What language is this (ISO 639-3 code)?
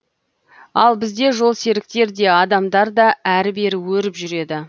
kaz